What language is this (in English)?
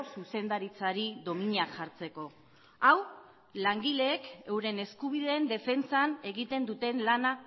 Basque